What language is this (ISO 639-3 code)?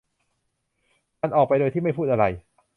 tha